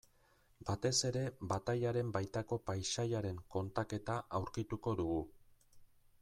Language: Basque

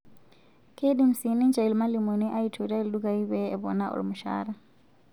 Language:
Masai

